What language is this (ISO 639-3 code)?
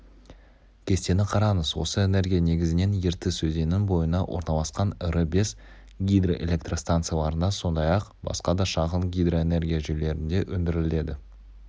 kaz